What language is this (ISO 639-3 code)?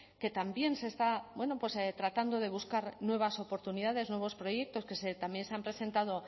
spa